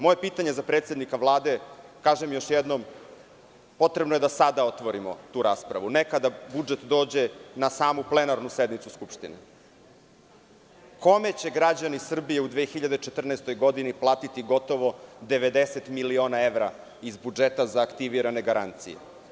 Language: Serbian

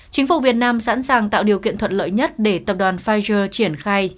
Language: Vietnamese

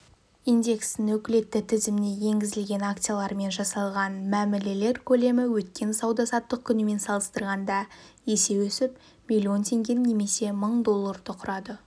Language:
Kazakh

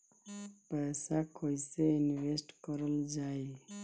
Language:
Bhojpuri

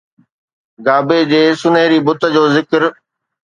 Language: Sindhi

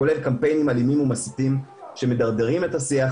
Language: Hebrew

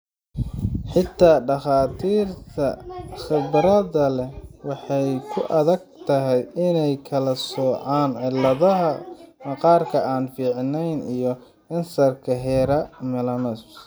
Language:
Somali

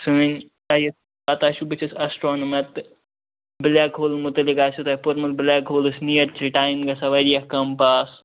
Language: Kashmiri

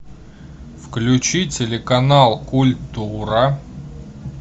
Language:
Russian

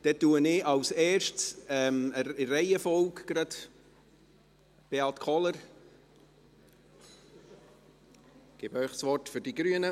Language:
Swiss German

